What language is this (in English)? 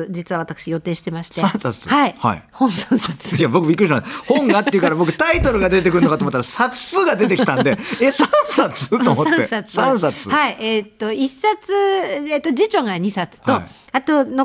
Japanese